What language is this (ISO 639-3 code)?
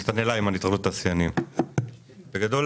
heb